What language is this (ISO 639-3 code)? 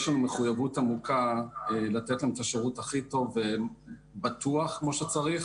heb